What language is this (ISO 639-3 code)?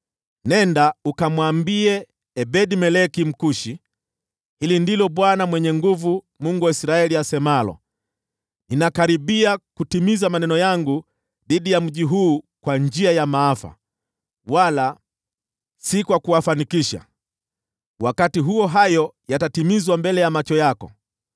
swa